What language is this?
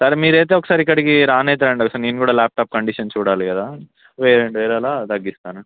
Telugu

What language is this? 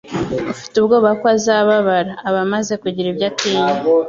Kinyarwanda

